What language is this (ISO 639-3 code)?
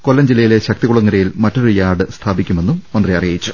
mal